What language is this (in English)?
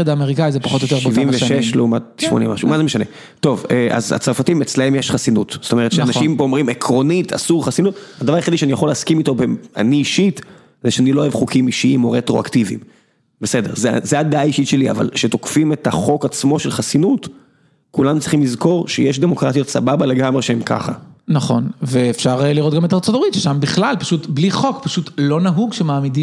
Hebrew